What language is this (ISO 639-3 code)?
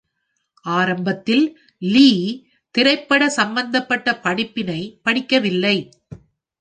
tam